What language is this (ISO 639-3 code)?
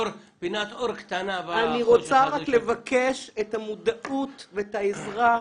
heb